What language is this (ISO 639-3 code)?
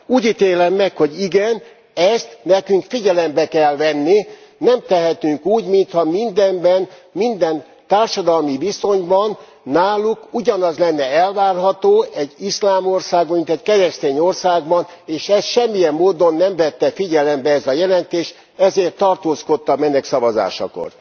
hun